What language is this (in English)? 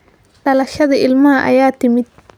Somali